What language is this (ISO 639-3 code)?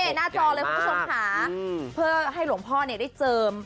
tha